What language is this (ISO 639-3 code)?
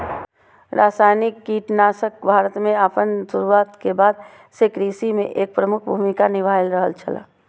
mai